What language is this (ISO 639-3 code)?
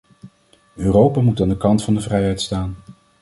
nld